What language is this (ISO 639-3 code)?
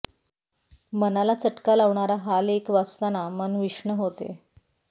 mar